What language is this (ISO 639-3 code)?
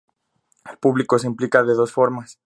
spa